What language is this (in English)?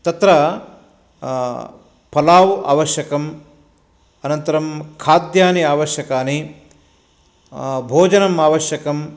Sanskrit